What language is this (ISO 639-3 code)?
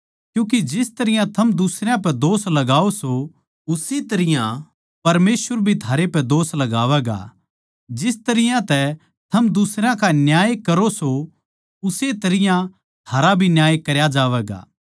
bgc